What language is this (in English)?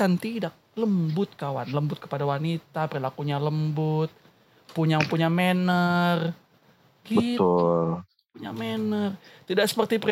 Indonesian